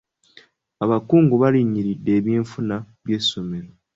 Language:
Ganda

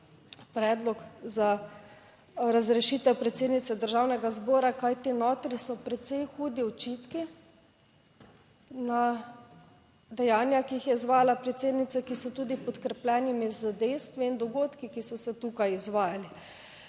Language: Slovenian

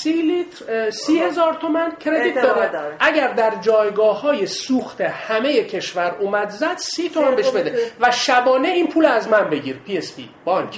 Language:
Persian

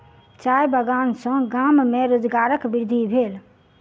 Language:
Maithili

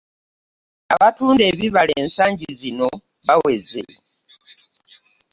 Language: Ganda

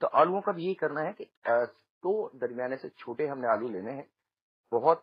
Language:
Hindi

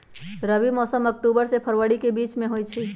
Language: Magahi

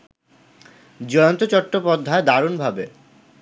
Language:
Bangla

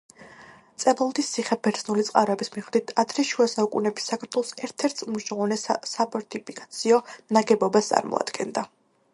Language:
Georgian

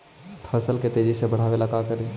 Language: Magahi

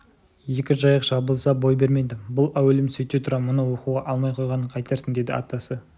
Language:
Kazakh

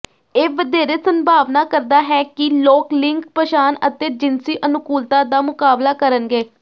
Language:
Punjabi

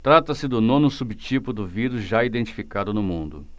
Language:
Portuguese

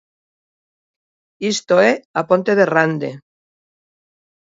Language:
Galician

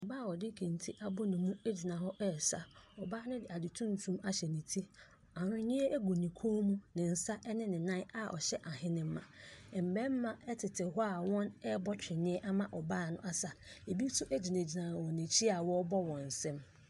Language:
Akan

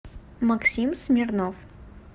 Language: Russian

